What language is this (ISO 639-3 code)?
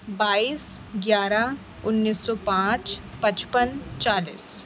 urd